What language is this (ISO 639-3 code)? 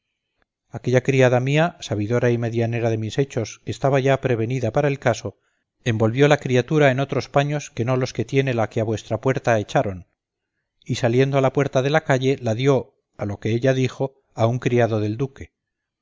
spa